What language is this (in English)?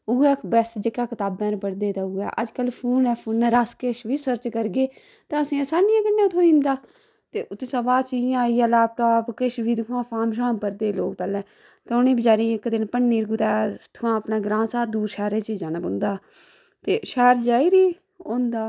Dogri